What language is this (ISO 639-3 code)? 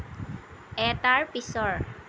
asm